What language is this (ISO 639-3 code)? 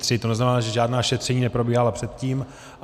ces